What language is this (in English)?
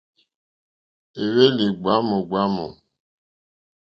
Mokpwe